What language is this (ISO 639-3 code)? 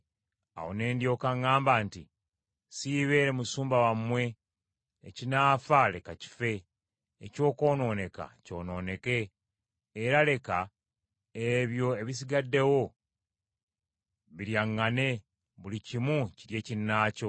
lug